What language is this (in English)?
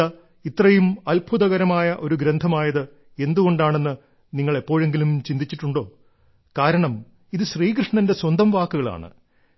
Malayalam